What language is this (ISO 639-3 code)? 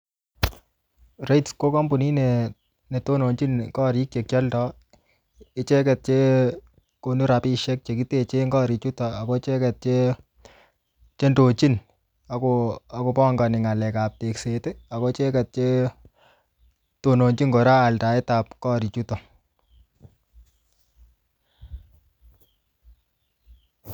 kln